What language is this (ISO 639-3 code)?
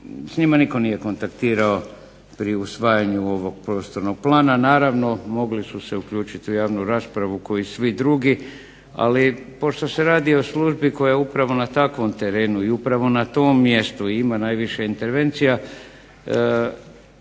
hrv